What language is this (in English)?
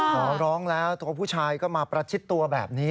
Thai